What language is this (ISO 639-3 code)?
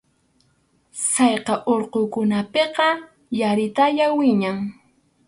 qxu